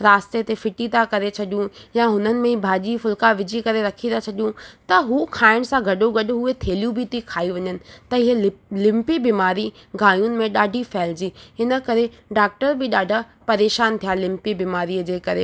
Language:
Sindhi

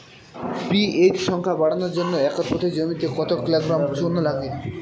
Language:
Bangla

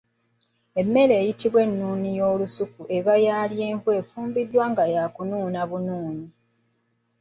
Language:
Ganda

